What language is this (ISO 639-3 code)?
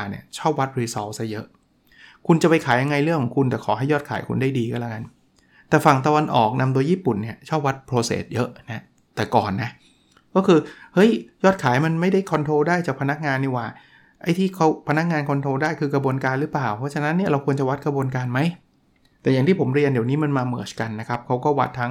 tha